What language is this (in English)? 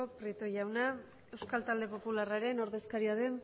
Basque